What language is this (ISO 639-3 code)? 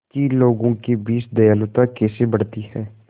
hin